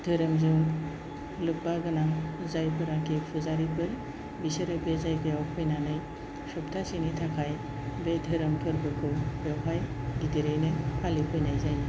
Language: Bodo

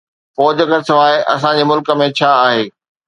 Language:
Sindhi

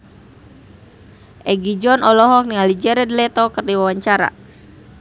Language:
Sundanese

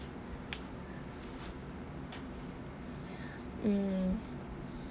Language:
English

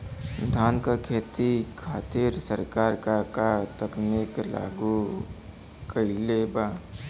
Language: Bhojpuri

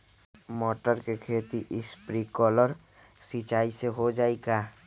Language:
Magahi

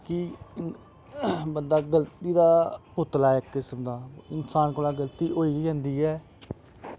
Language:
Dogri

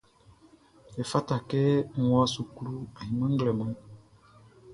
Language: Baoulé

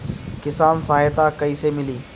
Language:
Bhojpuri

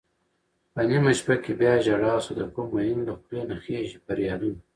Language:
Pashto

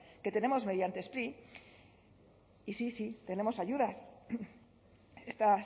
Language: Spanish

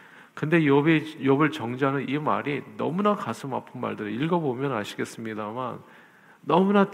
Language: Korean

